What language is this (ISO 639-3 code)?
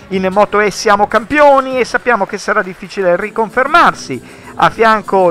ita